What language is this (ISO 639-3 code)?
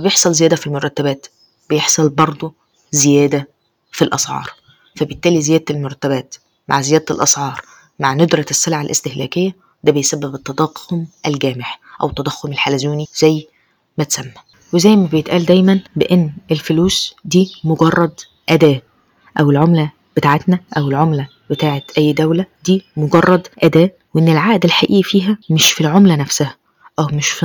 ara